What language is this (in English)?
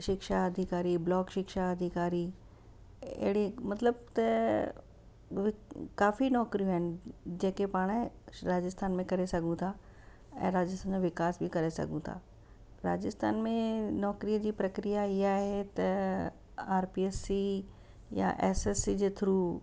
Sindhi